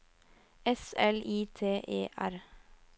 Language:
Norwegian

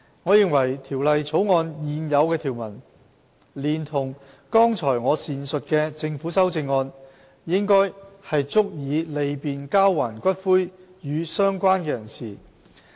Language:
Cantonese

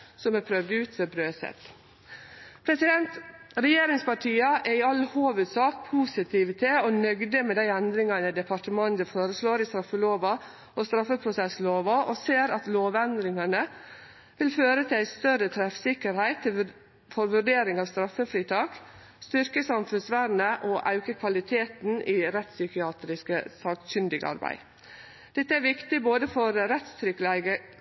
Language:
Norwegian Nynorsk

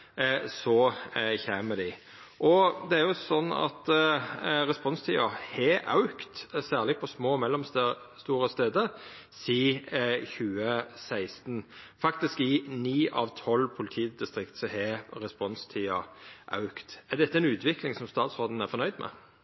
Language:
Norwegian Nynorsk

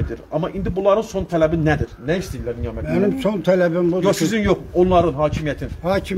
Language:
Turkish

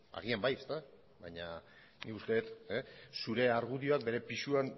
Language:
Basque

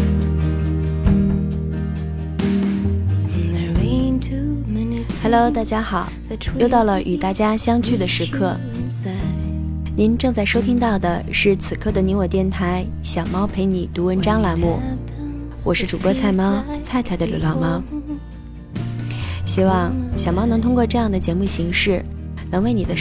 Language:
Chinese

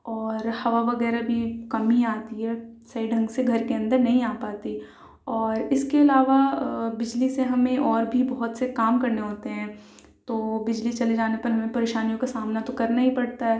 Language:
Urdu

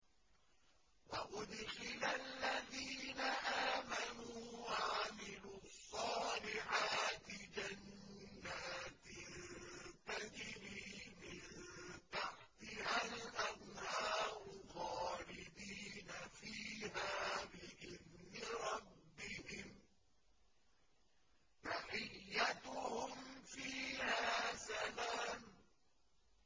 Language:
Arabic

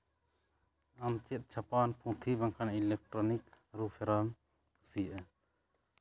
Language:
Santali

